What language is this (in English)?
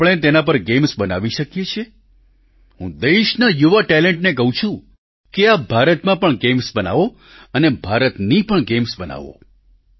Gujarati